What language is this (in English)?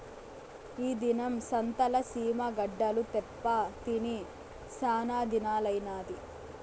Telugu